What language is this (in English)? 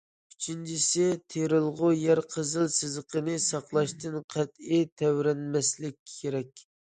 Uyghur